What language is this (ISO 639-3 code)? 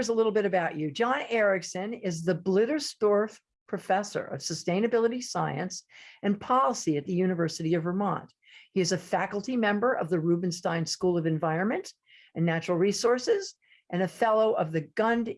eng